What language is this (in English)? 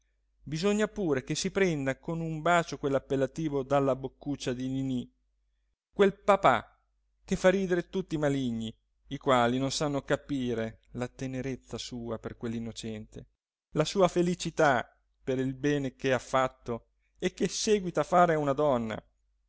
Italian